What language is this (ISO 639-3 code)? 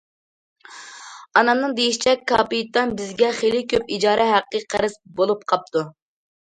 uig